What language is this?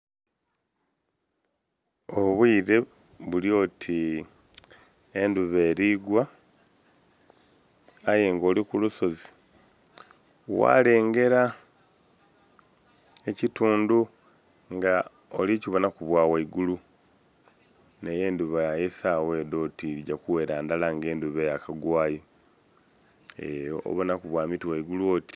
Soga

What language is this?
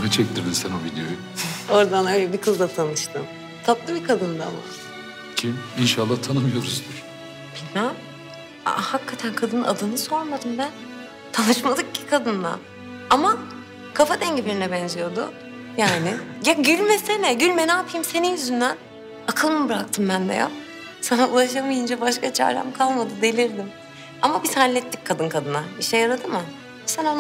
Turkish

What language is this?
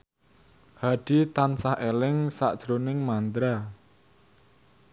Javanese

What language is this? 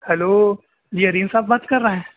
Urdu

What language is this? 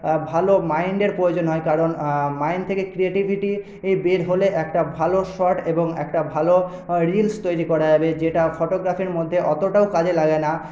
Bangla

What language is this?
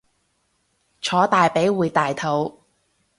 Cantonese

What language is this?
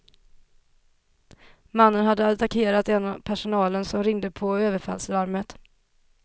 Swedish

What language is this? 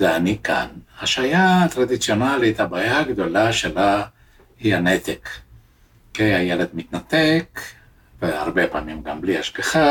Hebrew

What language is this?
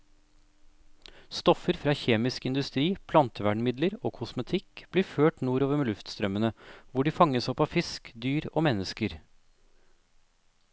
Norwegian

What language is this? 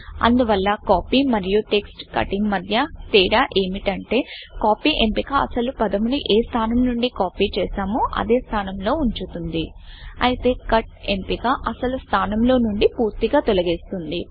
Telugu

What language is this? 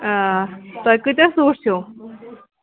Kashmiri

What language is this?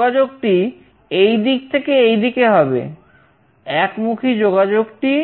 Bangla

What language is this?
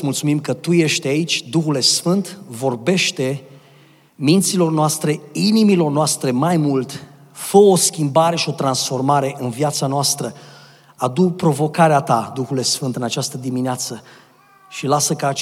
Romanian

